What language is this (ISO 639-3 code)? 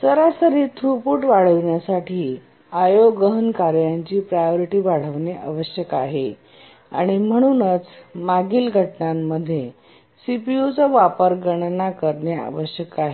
mar